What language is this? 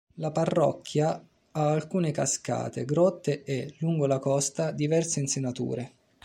Italian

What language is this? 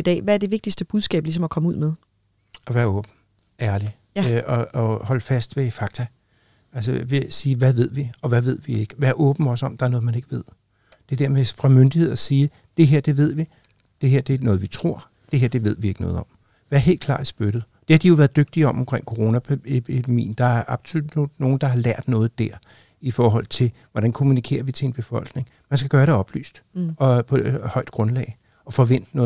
Danish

